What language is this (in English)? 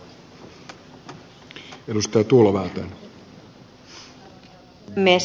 Finnish